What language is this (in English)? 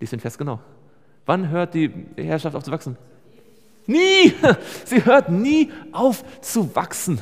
German